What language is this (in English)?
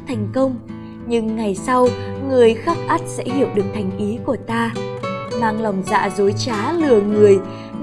Vietnamese